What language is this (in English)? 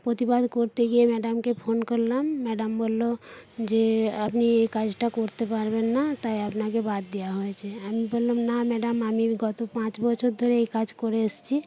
Bangla